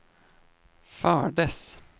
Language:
Swedish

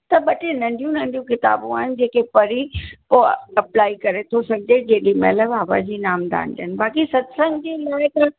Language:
Sindhi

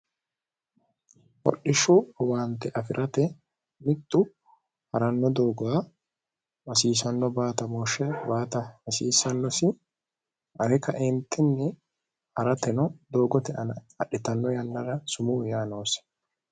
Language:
Sidamo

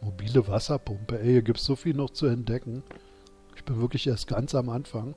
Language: German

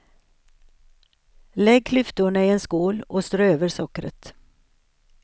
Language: Swedish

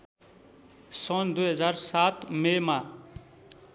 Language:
Nepali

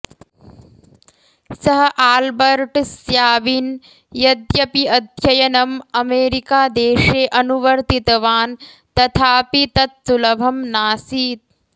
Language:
Sanskrit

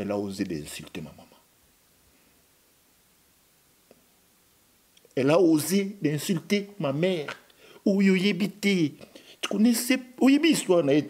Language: French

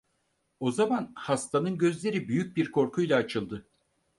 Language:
Turkish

